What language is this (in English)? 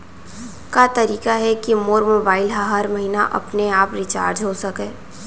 Chhattisgarhi